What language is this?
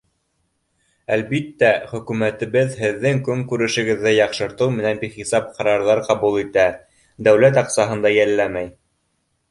Bashkir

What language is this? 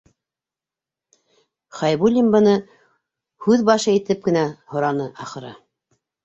Bashkir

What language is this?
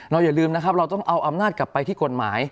Thai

